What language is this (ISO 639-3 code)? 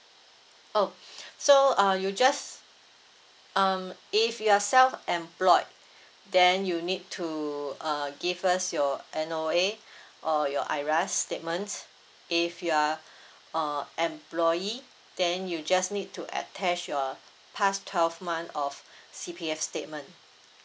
eng